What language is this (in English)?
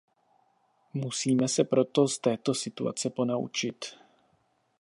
Czech